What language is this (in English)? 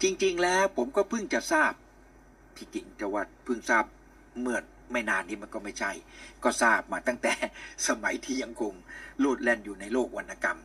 Thai